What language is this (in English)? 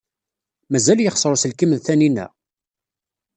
Kabyle